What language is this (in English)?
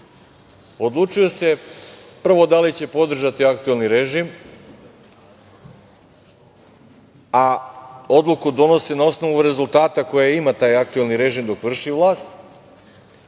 Serbian